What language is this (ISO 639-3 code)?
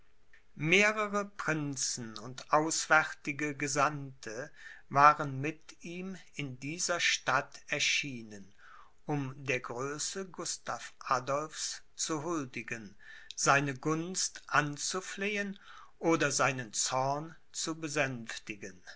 deu